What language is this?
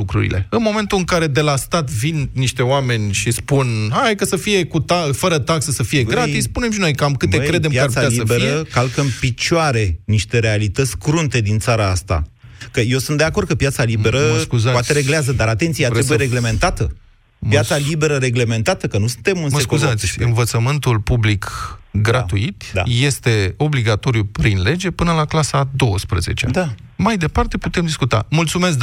Romanian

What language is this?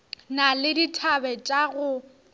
Northern Sotho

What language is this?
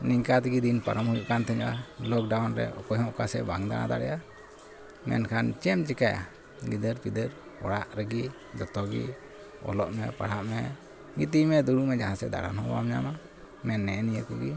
Santali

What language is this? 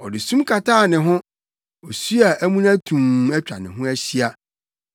Akan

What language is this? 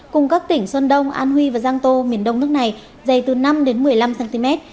Vietnamese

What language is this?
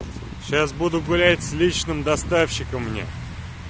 Russian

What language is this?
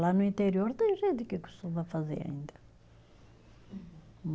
Portuguese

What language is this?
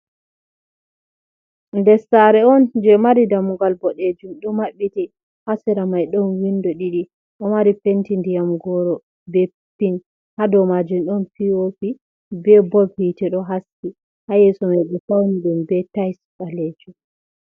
Fula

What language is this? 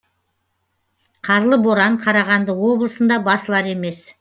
Kazakh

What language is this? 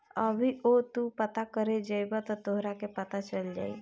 Bhojpuri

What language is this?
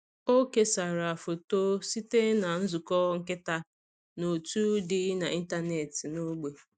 Igbo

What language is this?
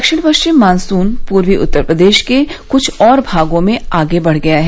Hindi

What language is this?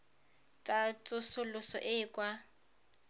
Tswana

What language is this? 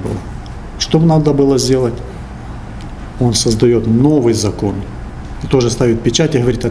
Russian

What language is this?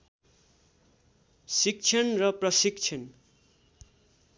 Nepali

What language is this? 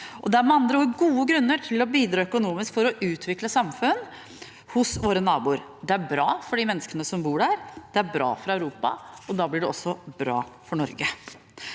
Norwegian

